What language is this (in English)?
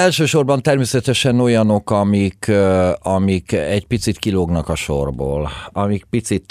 Hungarian